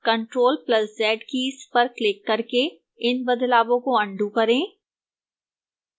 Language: Hindi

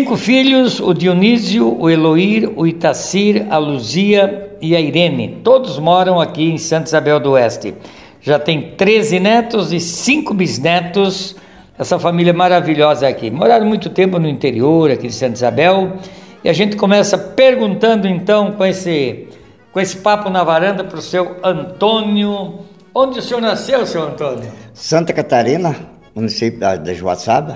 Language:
Portuguese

